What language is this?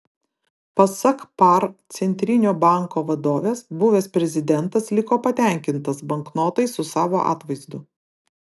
Lithuanian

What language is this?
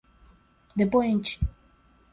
Portuguese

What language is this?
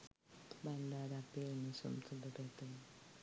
Sinhala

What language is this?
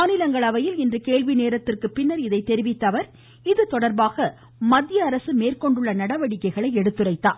Tamil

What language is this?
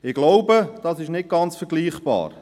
Swiss German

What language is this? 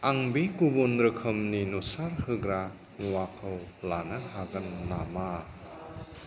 Bodo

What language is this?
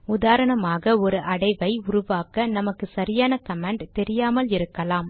Tamil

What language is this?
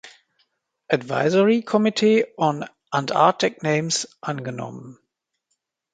German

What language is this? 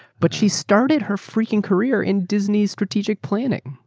English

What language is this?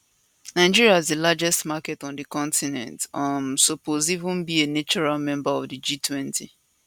Nigerian Pidgin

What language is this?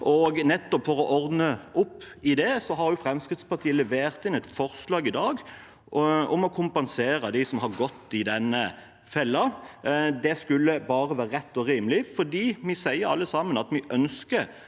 Norwegian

